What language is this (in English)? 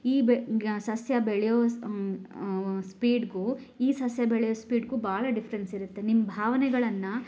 Kannada